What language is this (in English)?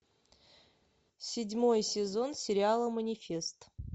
Russian